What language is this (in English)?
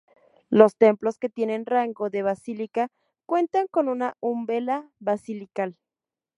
Spanish